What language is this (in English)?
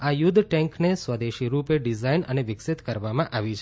Gujarati